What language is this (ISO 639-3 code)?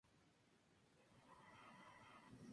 spa